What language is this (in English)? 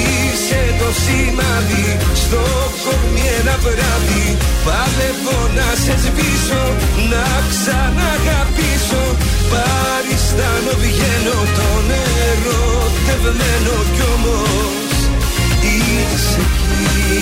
Greek